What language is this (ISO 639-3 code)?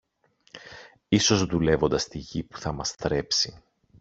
ell